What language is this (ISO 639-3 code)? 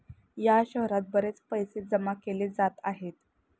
mar